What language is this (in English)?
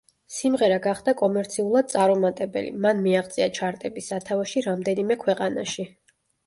Georgian